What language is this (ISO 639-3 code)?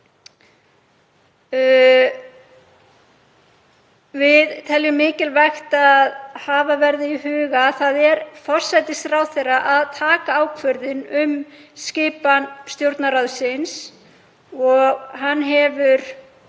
isl